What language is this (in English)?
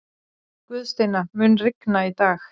Icelandic